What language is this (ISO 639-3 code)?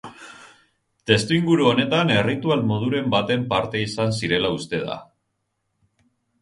eus